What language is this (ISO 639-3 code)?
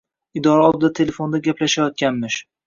uzb